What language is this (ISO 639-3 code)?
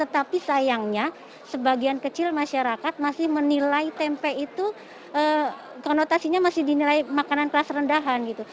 ind